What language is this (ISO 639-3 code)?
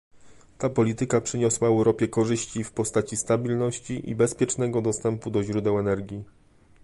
pol